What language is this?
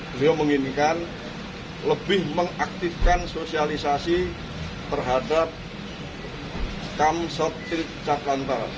Indonesian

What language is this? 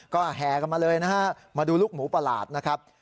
Thai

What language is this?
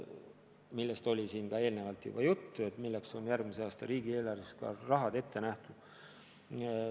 Estonian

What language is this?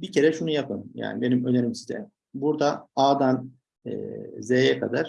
Turkish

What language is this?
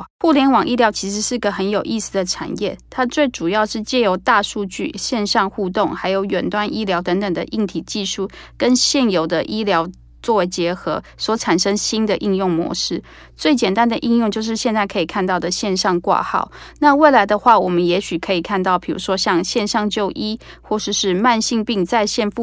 Chinese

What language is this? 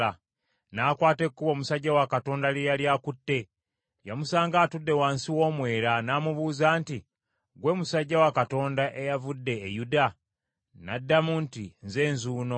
Ganda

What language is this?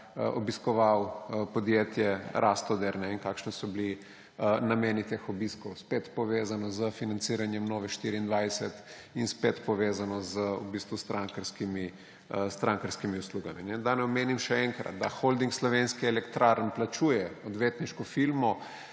Slovenian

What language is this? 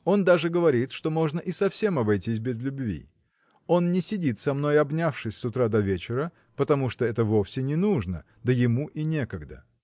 Russian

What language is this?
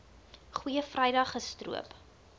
Afrikaans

